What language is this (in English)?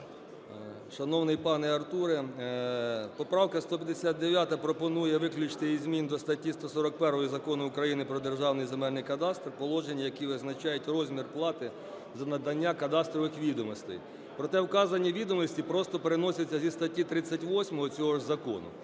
Ukrainian